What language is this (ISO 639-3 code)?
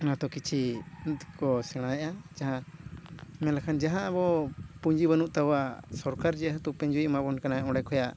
sat